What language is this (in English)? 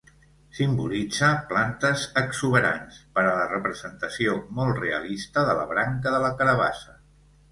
Catalan